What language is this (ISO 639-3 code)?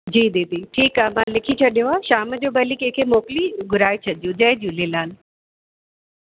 snd